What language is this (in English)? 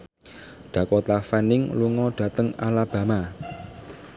Javanese